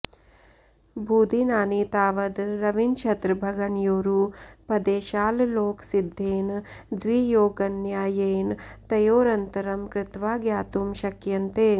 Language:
Sanskrit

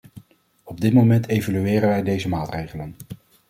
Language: Dutch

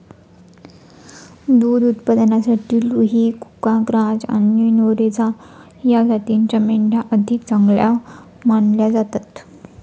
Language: Marathi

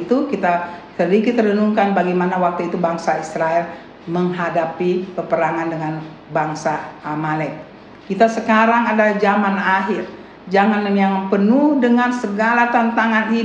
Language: Indonesian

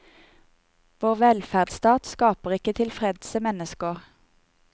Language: Norwegian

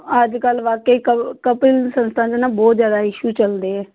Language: Punjabi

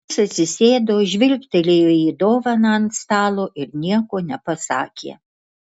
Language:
Lithuanian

